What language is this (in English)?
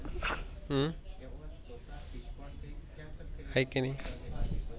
Marathi